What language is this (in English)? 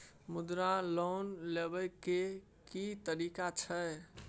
Maithili